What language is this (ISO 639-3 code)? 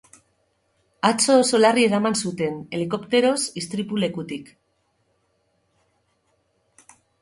eus